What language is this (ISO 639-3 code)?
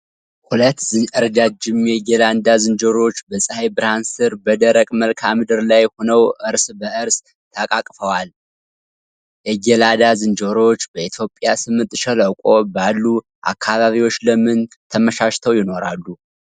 amh